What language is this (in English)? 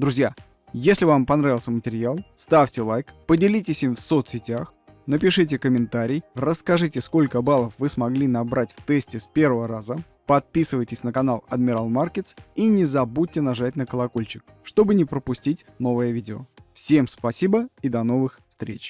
Russian